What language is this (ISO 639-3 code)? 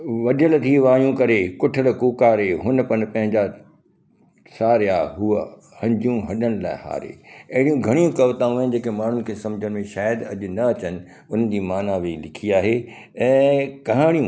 snd